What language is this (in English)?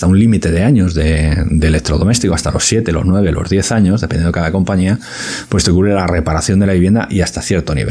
Spanish